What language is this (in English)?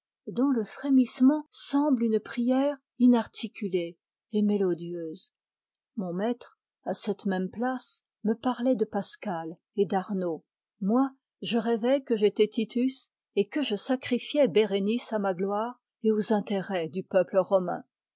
French